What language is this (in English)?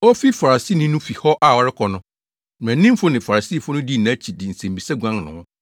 Akan